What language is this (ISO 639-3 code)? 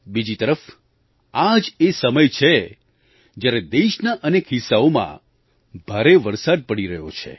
guj